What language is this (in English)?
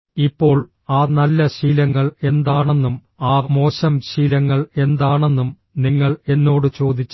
Malayalam